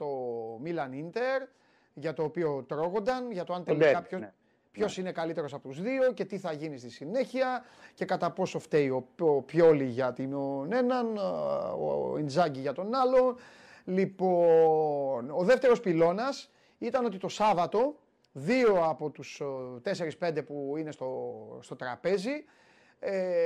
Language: Greek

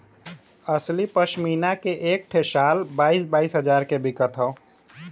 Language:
Bhojpuri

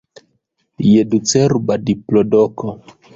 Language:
Esperanto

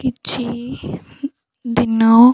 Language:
Odia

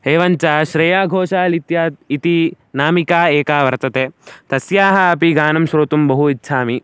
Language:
Sanskrit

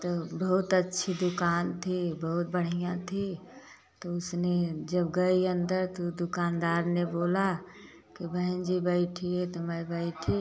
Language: Hindi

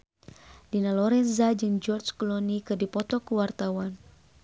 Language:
Sundanese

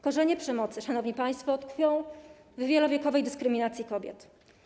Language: Polish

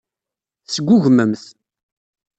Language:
Kabyle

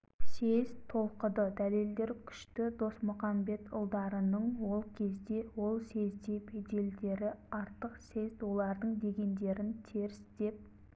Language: Kazakh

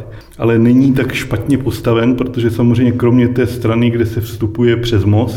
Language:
Czech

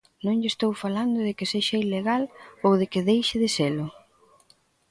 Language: Galician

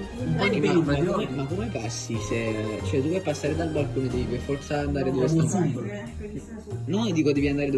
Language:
Italian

